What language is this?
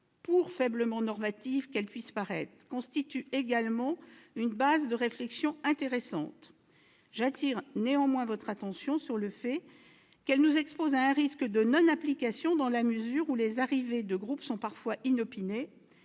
French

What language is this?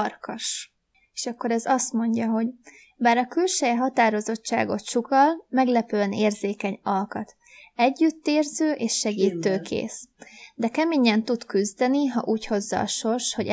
Hungarian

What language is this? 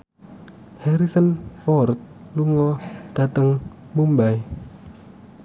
Javanese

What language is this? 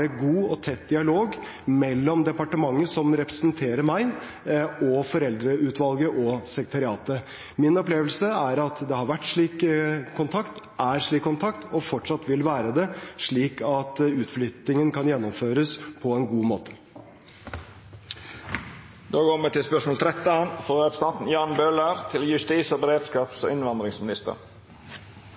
Norwegian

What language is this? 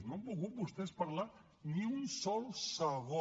Catalan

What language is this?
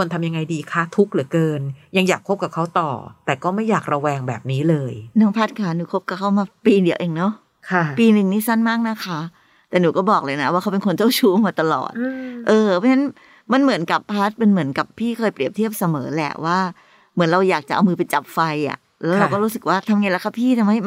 Thai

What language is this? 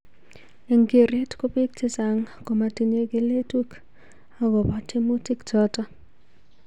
Kalenjin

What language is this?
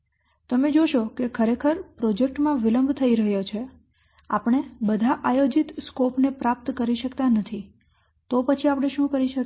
Gujarati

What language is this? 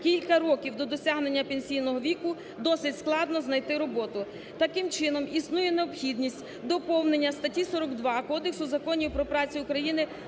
Ukrainian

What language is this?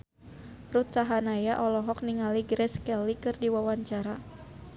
Sundanese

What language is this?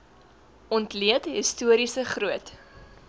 Afrikaans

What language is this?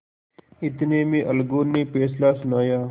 Hindi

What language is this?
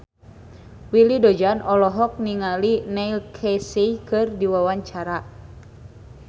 Sundanese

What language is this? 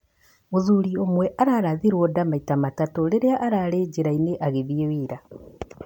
Kikuyu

